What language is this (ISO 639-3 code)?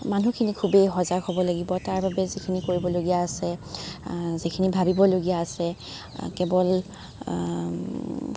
asm